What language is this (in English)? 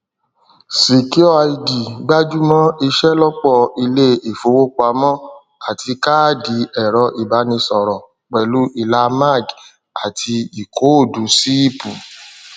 Yoruba